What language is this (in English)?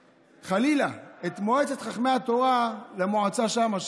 Hebrew